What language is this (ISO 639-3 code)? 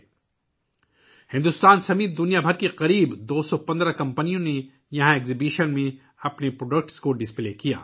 urd